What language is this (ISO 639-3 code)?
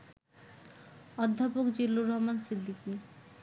ben